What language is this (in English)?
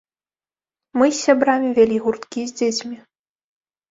Belarusian